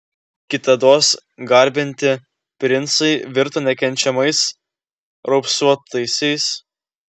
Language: Lithuanian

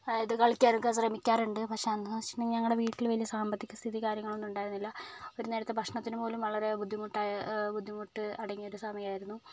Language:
Malayalam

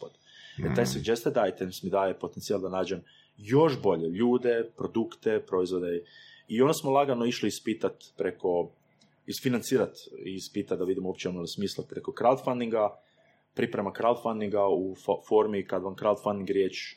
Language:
Croatian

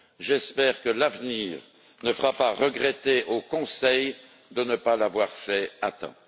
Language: French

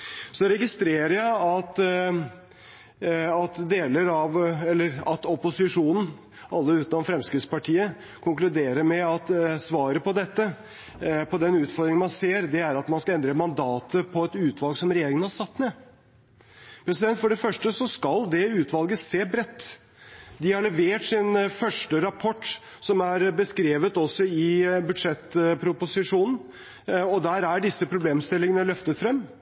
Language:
Norwegian Bokmål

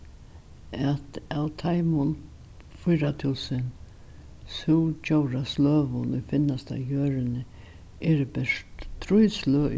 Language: Faroese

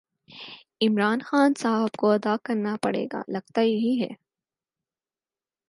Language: Urdu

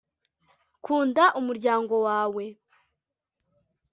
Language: Kinyarwanda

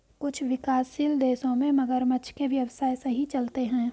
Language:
Hindi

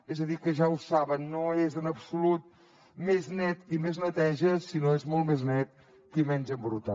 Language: Catalan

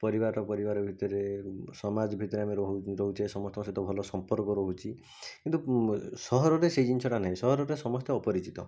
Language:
Odia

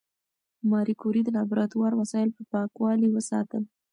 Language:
Pashto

